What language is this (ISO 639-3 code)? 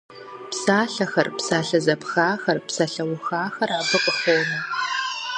kbd